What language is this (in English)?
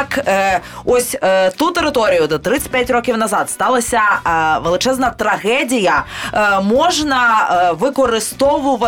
Ukrainian